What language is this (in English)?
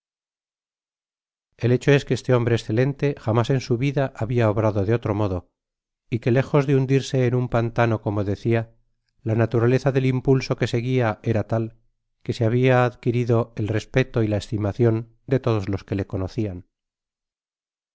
Spanish